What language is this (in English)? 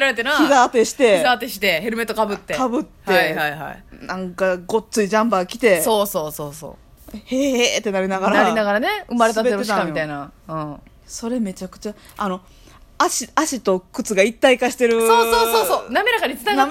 Japanese